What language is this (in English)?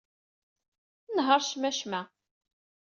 Kabyle